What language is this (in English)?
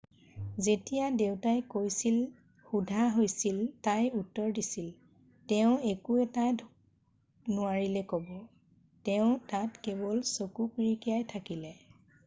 Assamese